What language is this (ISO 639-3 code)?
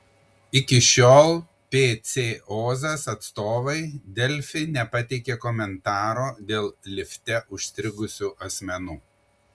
lit